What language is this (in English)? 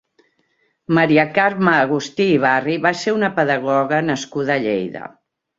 Catalan